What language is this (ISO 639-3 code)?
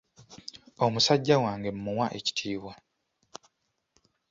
lug